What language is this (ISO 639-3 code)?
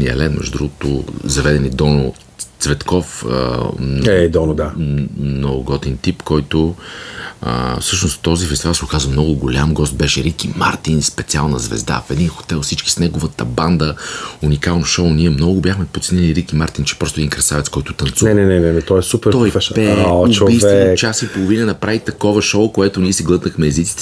bul